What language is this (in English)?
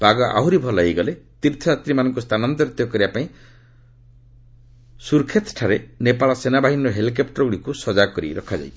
Odia